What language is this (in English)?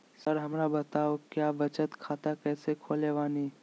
Magahi